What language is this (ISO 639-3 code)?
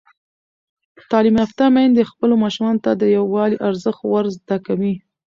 pus